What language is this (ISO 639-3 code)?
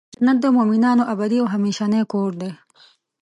pus